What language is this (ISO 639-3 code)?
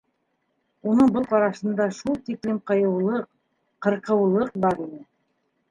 bak